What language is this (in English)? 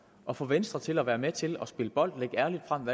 Danish